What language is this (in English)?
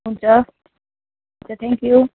Nepali